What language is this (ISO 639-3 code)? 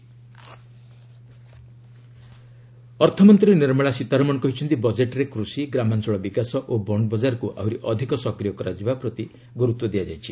ori